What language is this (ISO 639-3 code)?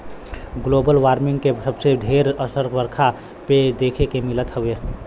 bho